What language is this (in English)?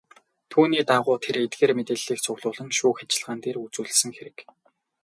Mongolian